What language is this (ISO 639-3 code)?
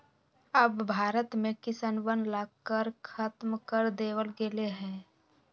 mag